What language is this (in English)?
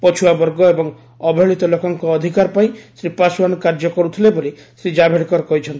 Odia